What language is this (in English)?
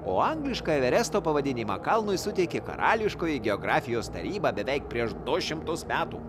Lithuanian